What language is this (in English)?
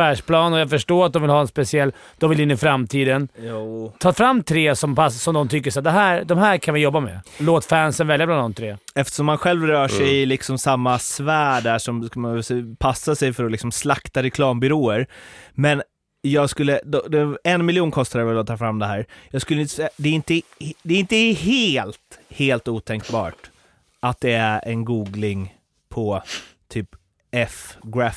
Swedish